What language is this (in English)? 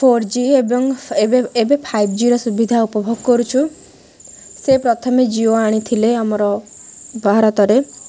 Odia